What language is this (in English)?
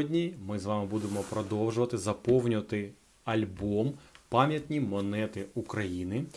Ukrainian